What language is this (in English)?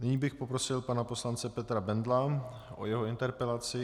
Czech